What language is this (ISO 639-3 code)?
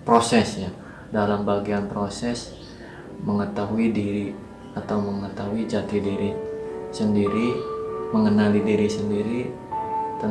ind